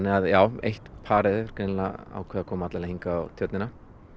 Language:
Icelandic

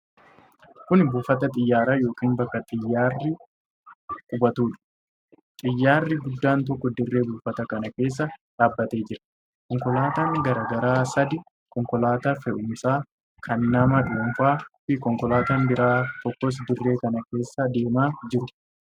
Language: Oromo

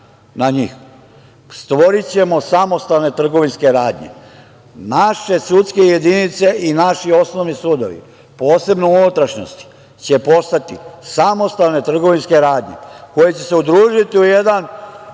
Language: Serbian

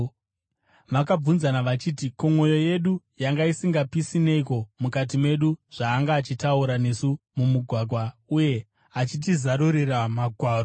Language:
Shona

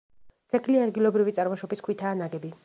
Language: Georgian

